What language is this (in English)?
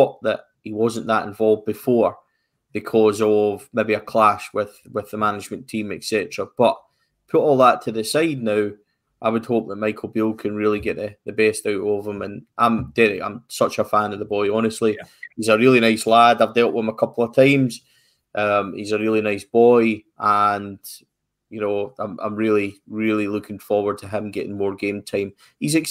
English